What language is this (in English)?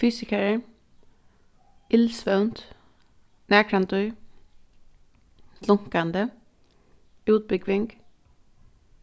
Faroese